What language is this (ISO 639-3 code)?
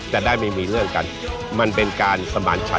tha